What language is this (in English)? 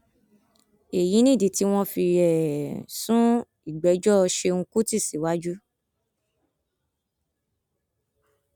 Yoruba